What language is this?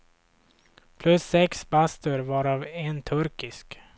Swedish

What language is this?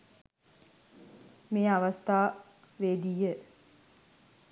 Sinhala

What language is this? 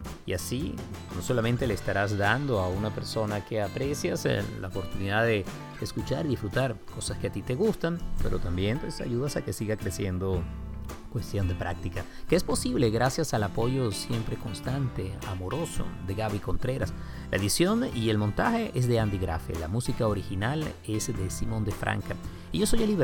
Spanish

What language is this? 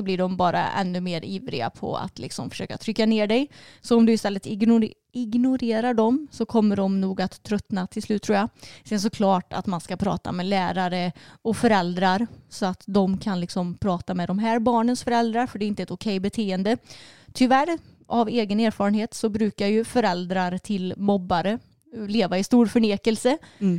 Swedish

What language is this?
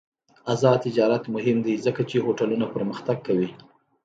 Pashto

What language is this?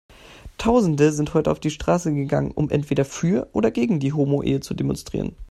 German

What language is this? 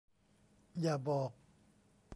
Thai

